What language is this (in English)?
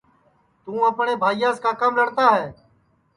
Sansi